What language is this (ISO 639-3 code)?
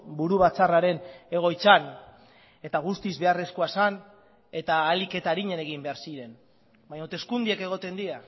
eus